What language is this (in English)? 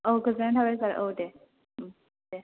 Bodo